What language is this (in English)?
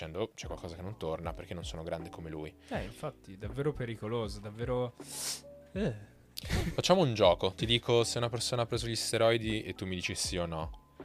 Italian